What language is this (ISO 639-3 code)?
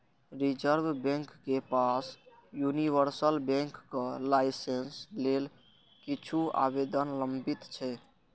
mai